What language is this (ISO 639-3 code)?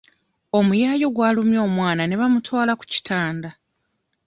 lug